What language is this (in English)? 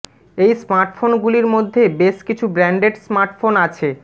Bangla